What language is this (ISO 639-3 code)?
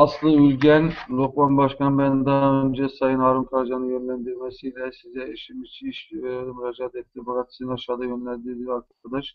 tur